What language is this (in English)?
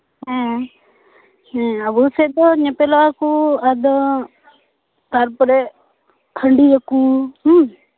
Santali